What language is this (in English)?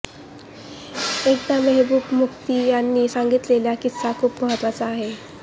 Marathi